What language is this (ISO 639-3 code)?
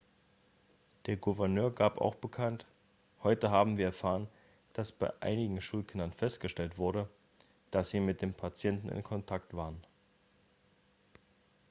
deu